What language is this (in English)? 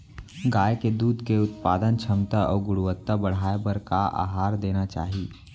Chhattisgarhi